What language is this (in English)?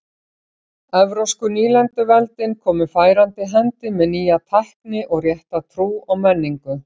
Icelandic